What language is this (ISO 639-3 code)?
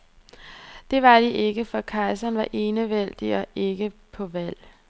dan